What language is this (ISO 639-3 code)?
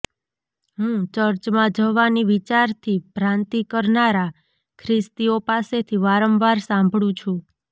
guj